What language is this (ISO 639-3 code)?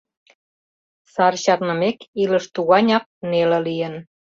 chm